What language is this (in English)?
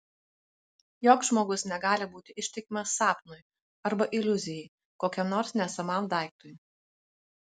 Lithuanian